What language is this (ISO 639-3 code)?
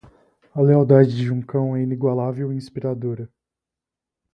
por